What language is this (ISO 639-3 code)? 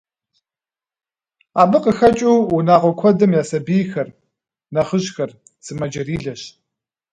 kbd